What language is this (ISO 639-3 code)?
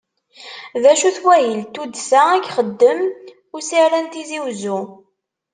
kab